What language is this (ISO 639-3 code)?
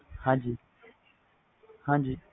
pan